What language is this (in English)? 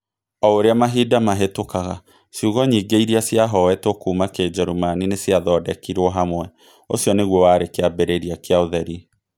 Kikuyu